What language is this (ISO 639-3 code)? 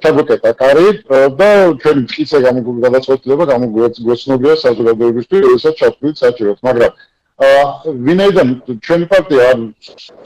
ron